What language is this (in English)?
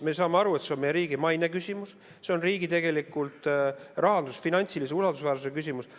Estonian